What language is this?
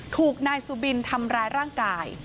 Thai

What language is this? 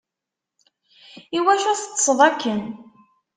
Kabyle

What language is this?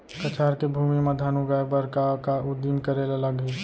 Chhattisgarhi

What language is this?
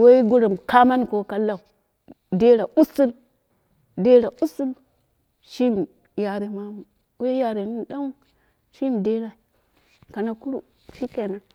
Dera (Nigeria)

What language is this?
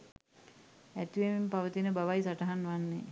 Sinhala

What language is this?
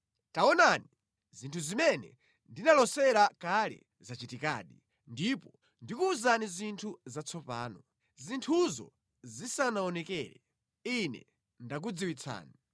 Nyanja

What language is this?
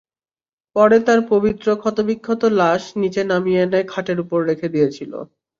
Bangla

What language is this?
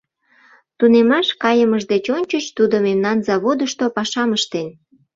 Mari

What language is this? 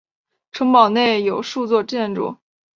Chinese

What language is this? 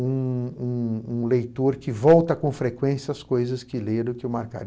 Portuguese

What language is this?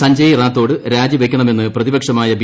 Malayalam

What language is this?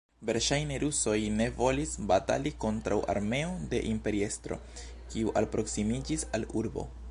Esperanto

